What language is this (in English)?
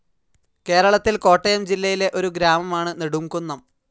Malayalam